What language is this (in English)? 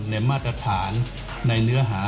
Thai